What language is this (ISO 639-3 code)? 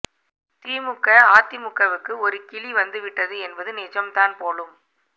tam